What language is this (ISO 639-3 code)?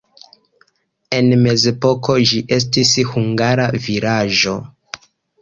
epo